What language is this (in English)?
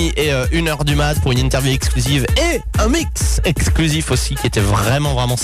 French